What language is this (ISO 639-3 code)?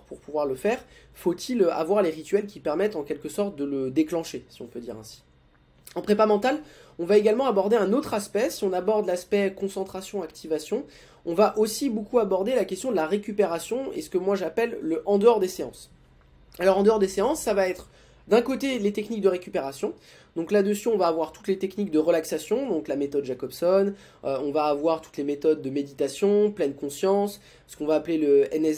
fra